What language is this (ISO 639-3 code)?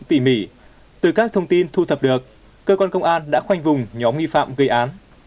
vie